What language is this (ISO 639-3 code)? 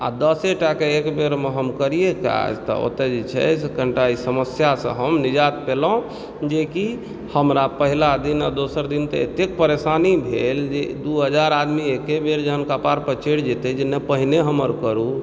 mai